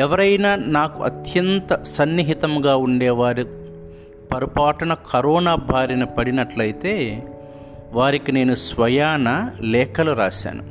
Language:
Telugu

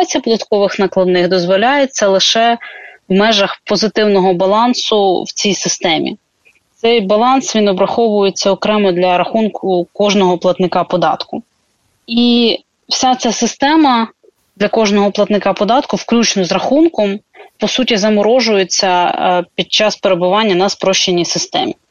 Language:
Ukrainian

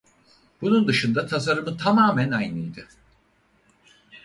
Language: Turkish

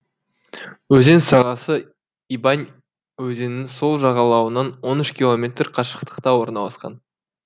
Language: Kazakh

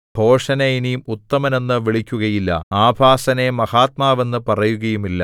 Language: Malayalam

